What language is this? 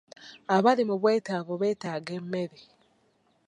Ganda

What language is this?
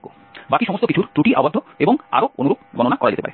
Bangla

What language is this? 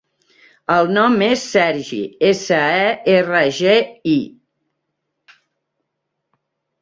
Catalan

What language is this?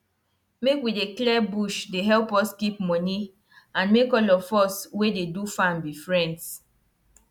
Nigerian Pidgin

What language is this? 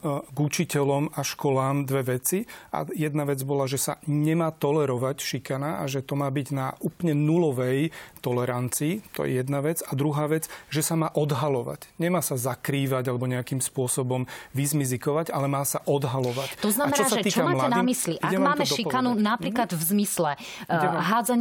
Slovak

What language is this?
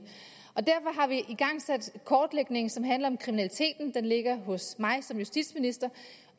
Danish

